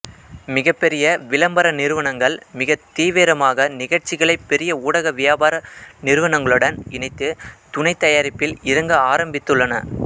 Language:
Tamil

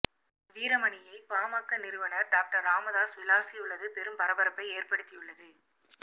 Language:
Tamil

